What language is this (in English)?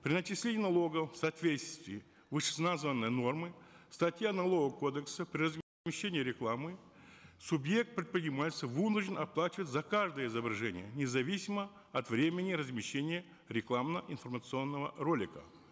Kazakh